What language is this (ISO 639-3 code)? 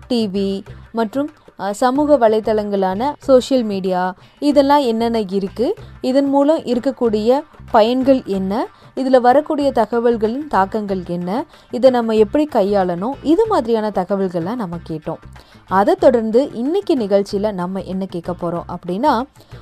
tam